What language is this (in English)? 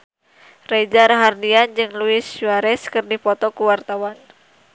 Sundanese